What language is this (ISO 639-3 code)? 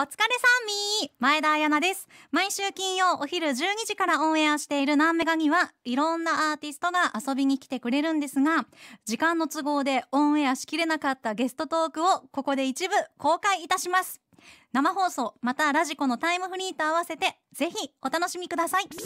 jpn